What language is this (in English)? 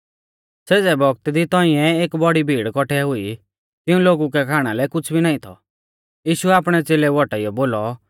Mahasu Pahari